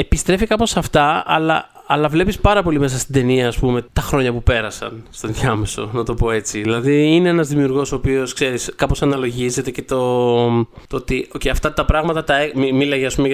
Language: Greek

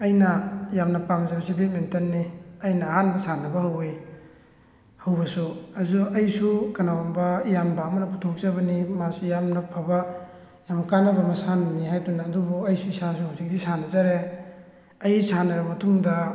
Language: Manipuri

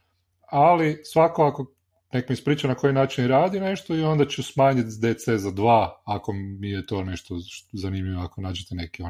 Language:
Croatian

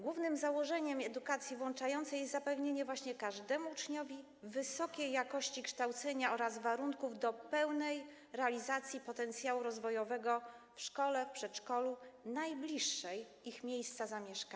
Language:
Polish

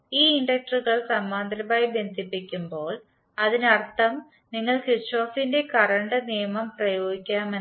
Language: Malayalam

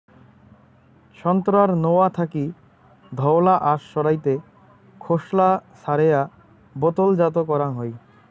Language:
Bangla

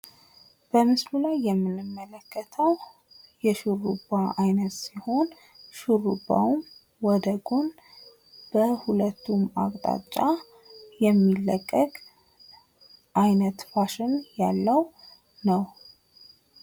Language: Amharic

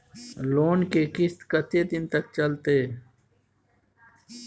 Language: Maithili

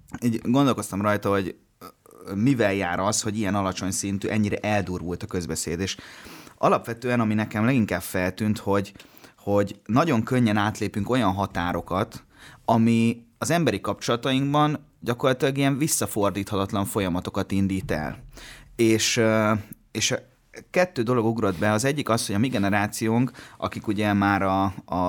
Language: Hungarian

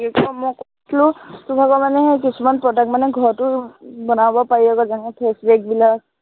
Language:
Assamese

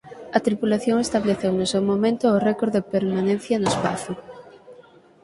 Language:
Galician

